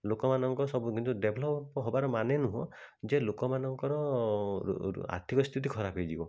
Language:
Odia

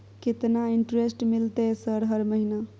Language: Maithili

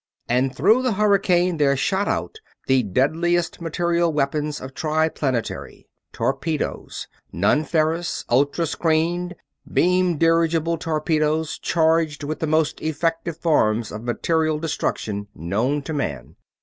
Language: English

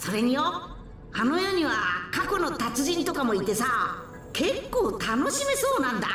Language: Japanese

